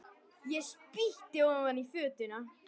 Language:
Icelandic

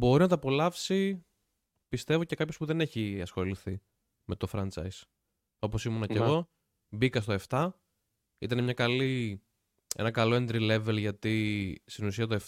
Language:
Greek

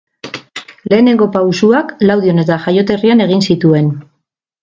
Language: Basque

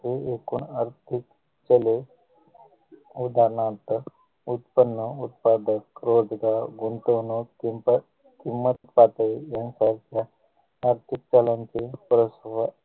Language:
Marathi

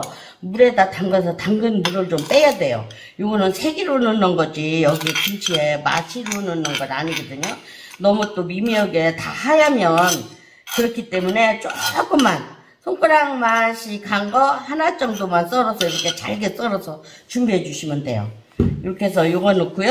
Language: Korean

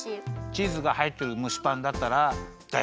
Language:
Japanese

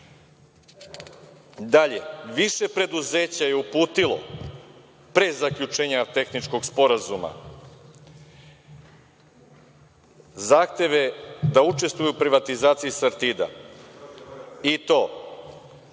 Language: Serbian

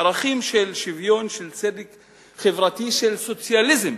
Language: Hebrew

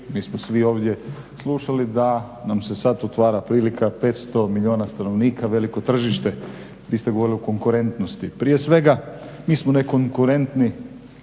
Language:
Croatian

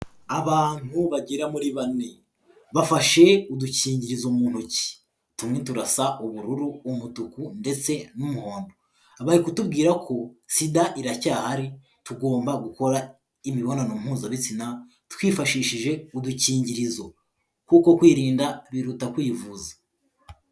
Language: Kinyarwanda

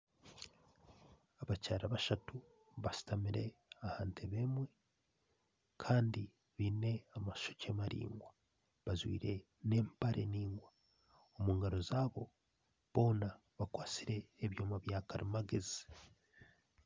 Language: Nyankole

